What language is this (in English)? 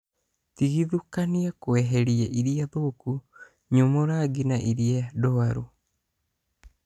Kikuyu